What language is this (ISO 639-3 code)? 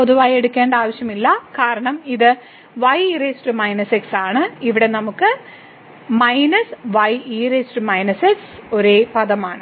mal